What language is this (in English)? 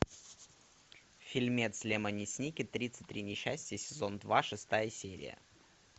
Russian